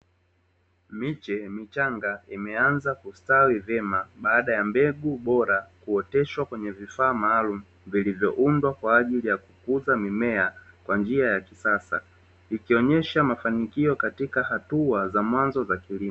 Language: Swahili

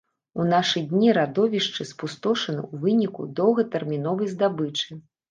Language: Belarusian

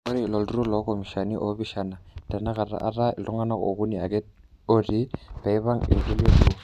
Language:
Masai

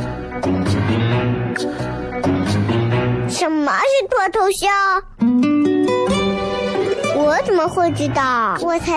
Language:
Chinese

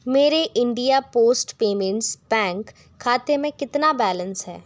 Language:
Hindi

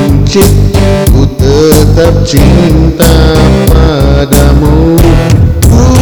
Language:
Malay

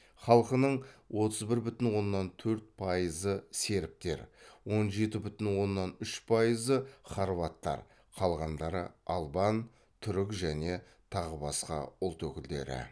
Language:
Kazakh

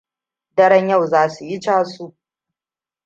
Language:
Hausa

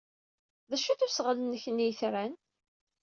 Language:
Kabyle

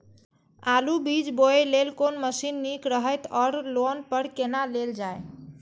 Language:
Maithili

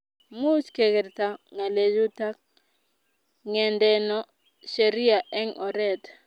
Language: Kalenjin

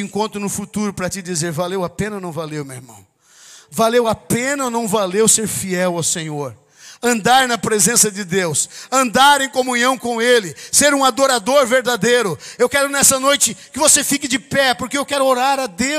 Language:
Portuguese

